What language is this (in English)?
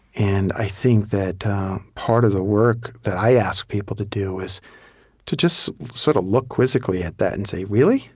English